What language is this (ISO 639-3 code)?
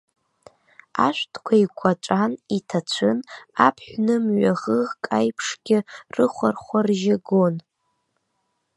abk